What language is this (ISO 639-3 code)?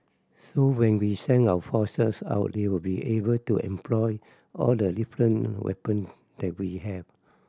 eng